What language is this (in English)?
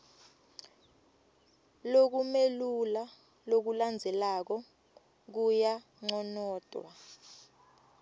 Swati